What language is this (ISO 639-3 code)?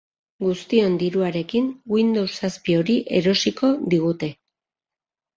eus